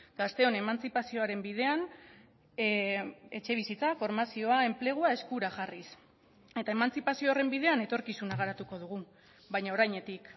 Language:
Basque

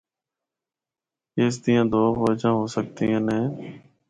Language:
Northern Hindko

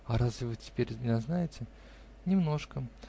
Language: Russian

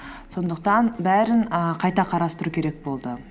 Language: Kazakh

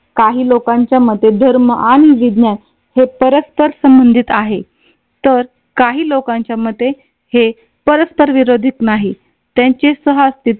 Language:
Marathi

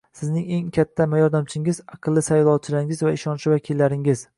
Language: Uzbek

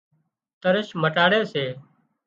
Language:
Wadiyara Koli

